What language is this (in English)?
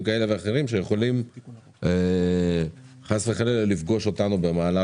Hebrew